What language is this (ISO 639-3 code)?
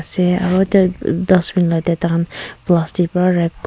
nag